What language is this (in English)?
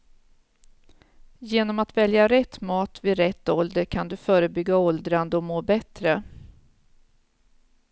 Swedish